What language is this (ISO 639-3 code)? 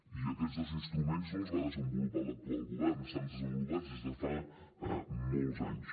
cat